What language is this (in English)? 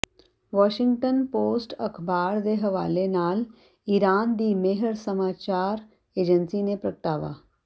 Punjabi